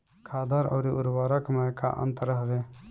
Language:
Bhojpuri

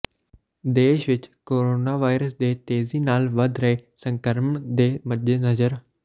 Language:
Punjabi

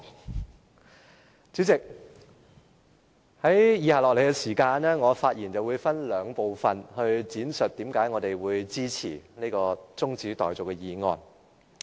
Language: Cantonese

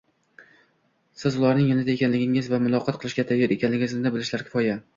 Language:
Uzbek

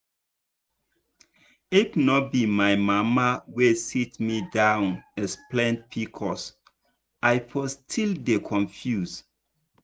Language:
Nigerian Pidgin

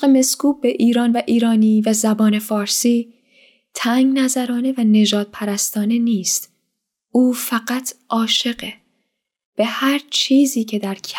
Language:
Persian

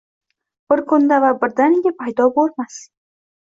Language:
Uzbek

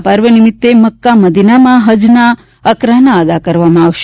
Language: Gujarati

